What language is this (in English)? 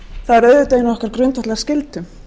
Icelandic